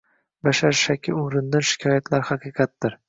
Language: Uzbek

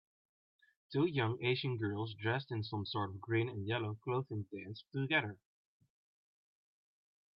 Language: English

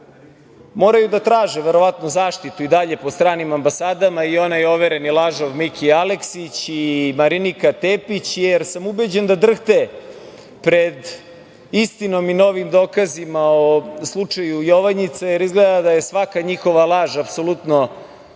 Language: Serbian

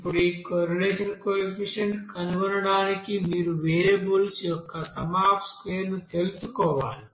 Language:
Telugu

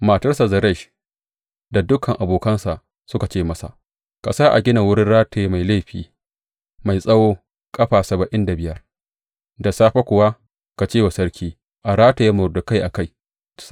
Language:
Hausa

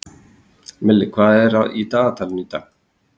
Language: Icelandic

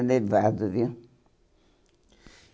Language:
Portuguese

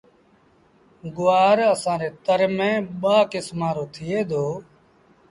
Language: Sindhi Bhil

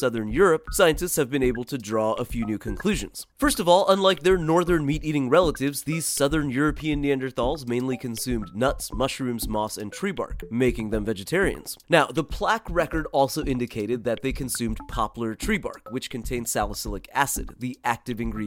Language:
English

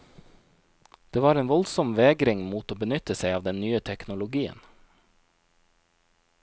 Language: Norwegian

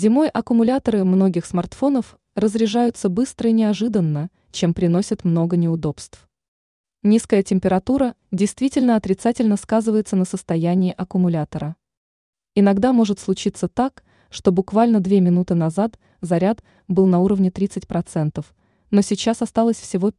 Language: Russian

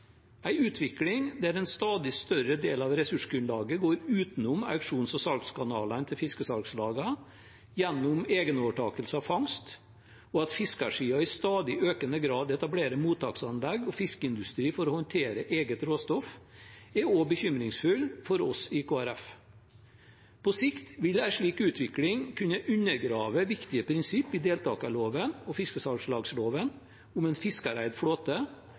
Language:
Norwegian Bokmål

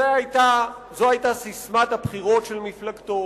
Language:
Hebrew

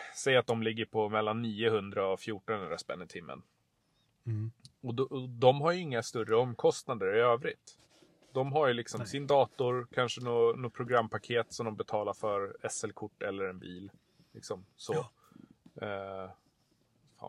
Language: Swedish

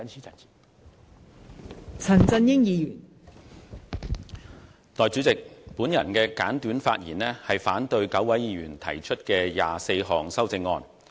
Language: Cantonese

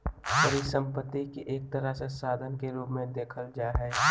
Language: Magahi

